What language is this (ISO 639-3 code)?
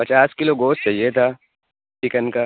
urd